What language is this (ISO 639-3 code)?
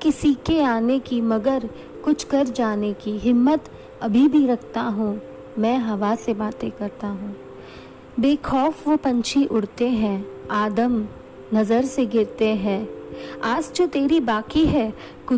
hin